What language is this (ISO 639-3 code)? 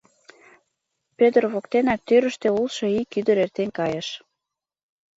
chm